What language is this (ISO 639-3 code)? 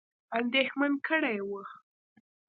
pus